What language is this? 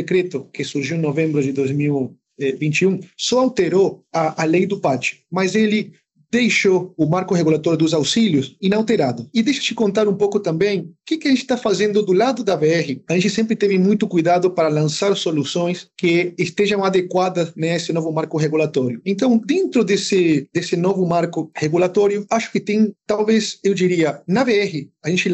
Portuguese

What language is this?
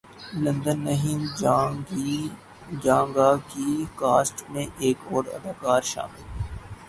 Urdu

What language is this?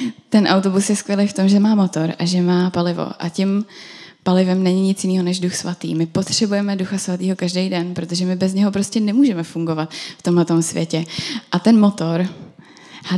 Czech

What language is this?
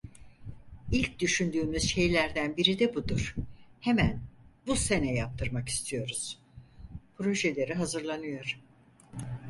Turkish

